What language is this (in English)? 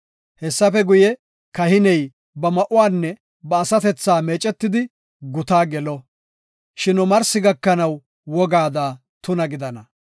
Gofa